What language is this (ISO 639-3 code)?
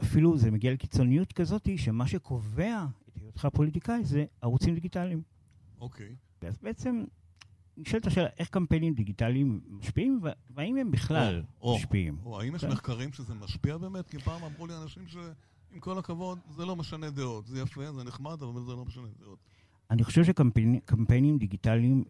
heb